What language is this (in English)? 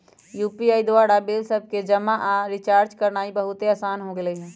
Magahi